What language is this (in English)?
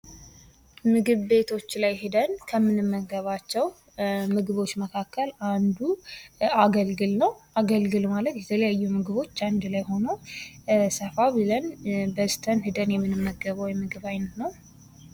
Amharic